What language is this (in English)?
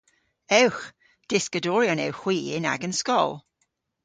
Cornish